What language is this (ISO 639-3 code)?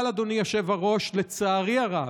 heb